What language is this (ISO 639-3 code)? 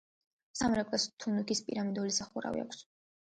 kat